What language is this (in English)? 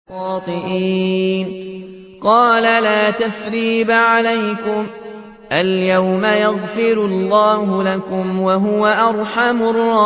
Arabic